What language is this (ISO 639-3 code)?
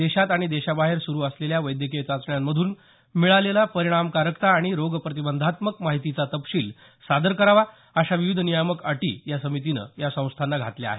mar